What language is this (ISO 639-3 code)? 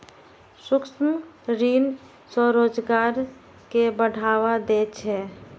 mai